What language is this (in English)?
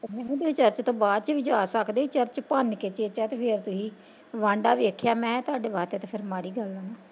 Punjabi